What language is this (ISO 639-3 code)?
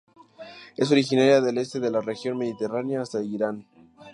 spa